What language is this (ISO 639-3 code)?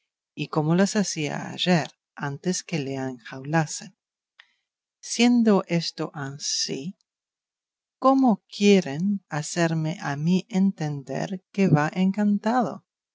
spa